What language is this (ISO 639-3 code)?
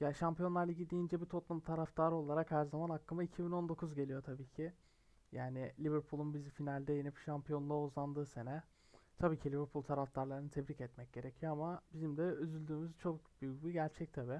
tur